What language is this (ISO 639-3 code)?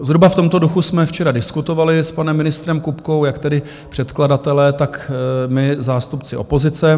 ces